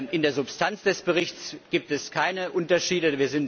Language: German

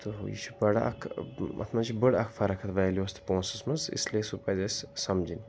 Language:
Kashmiri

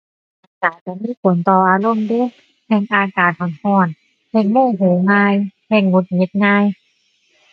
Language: Thai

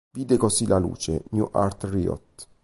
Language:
Italian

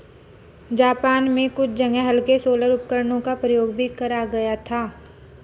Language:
Hindi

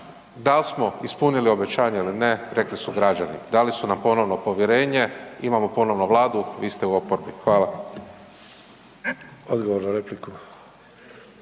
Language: Croatian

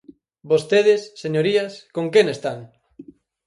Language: Galician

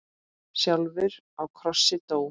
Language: Icelandic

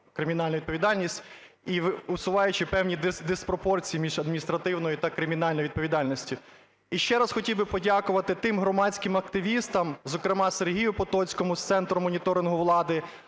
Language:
Ukrainian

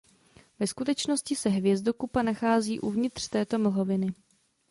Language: Czech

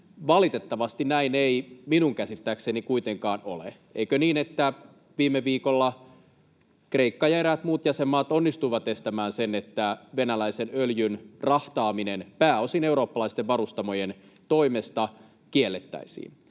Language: Finnish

